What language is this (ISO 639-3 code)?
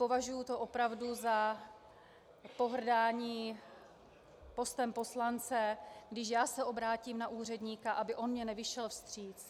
ces